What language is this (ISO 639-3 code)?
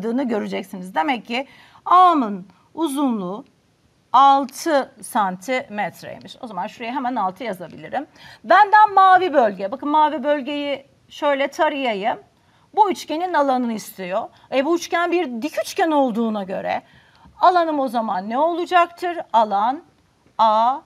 tur